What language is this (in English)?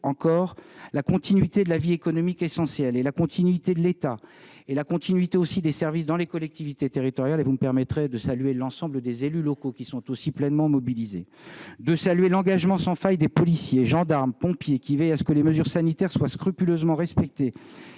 French